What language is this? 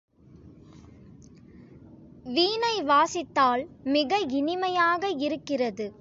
Tamil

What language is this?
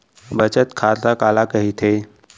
Chhattisgarhi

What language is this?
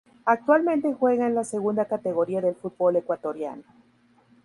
Spanish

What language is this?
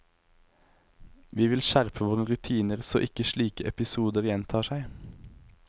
Norwegian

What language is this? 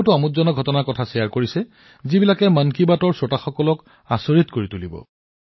Assamese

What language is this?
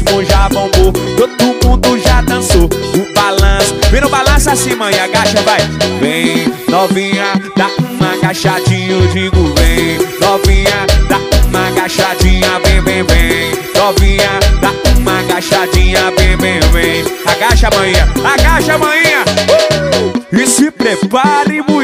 Portuguese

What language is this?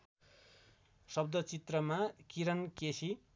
Nepali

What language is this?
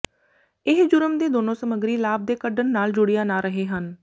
Punjabi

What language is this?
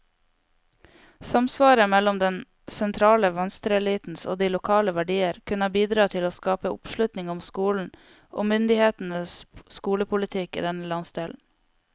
Norwegian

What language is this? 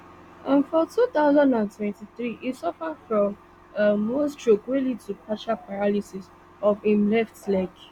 Nigerian Pidgin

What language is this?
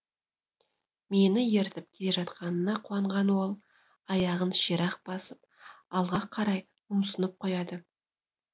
Kazakh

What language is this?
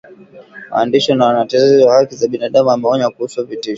Swahili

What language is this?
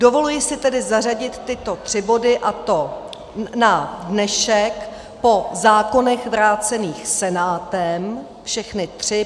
Czech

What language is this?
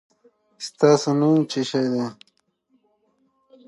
Pashto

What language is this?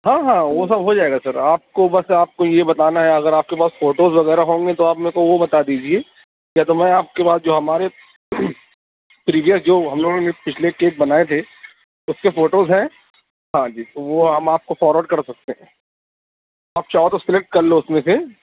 Urdu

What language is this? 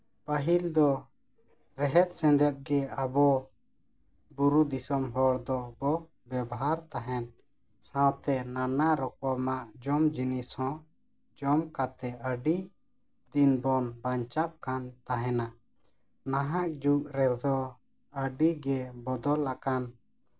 Santali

